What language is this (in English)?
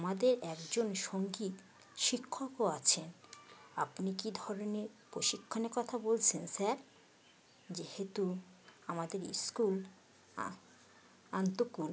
Bangla